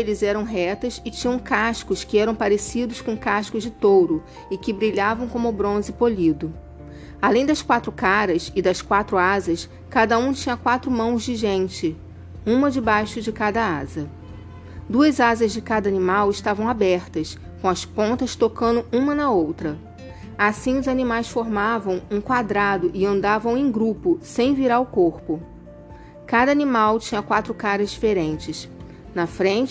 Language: Portuguese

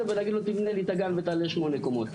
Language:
Hebrew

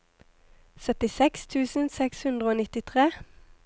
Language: Norwegian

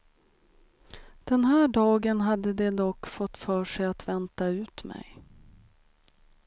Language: Swedish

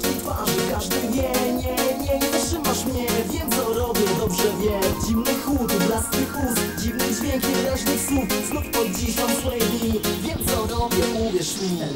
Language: Polish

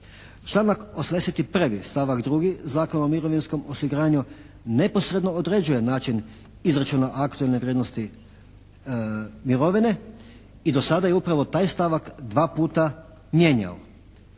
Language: Croatian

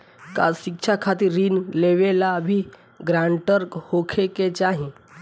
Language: Bhojpuri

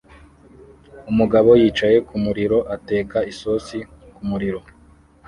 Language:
Kinyarwanda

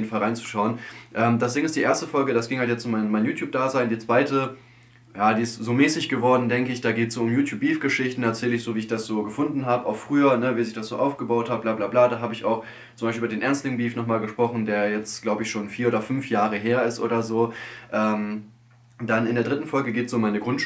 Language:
German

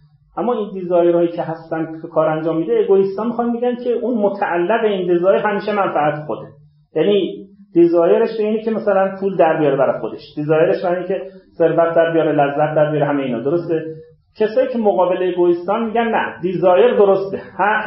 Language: Persian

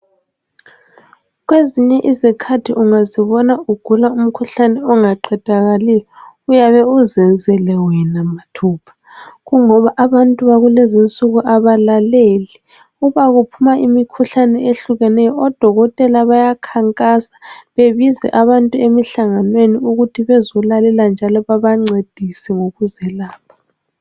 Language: North Ndebele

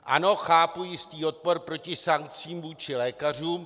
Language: Czech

